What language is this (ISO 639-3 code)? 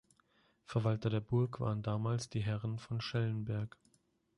deu